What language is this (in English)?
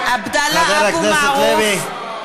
Hebrew